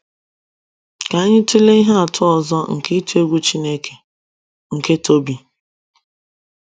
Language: Igbo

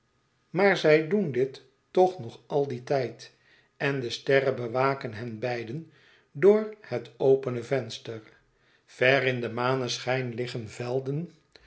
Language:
Dutch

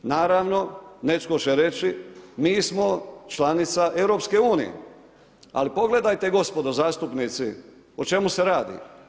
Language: Croatian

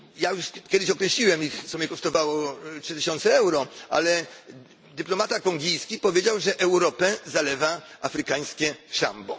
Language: Polish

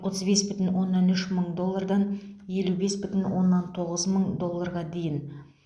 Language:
Kazakh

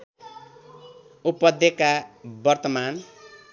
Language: Nepali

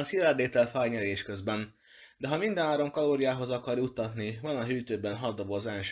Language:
Hungarian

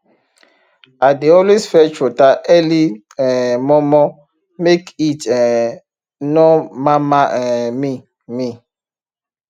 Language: Nigerian Pidgin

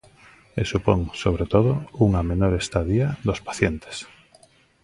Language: Galician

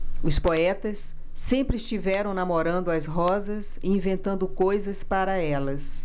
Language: Portuguese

